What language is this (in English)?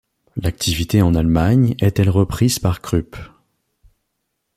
French